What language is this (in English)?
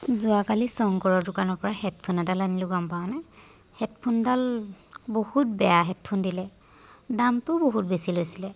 Assamese